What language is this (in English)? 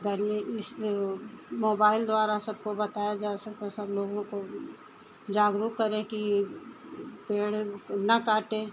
Hindi